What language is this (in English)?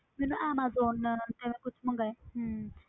Punjabi